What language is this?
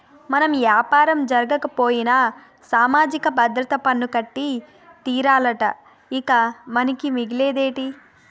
Telugu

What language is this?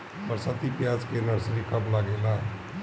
Bhojpuri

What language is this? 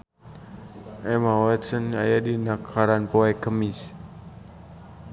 Sundanese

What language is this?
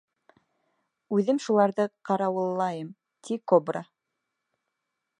Bashkir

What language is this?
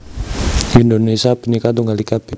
Javanese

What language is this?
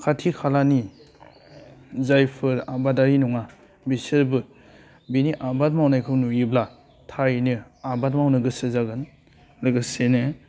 Bodo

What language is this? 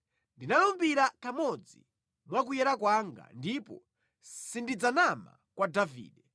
Nyanja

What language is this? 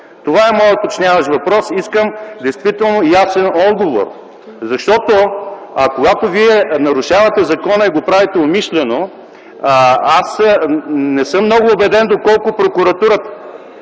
Bulgarian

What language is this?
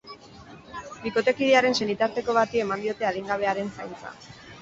Basque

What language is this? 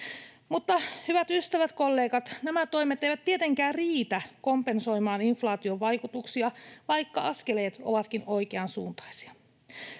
Finnish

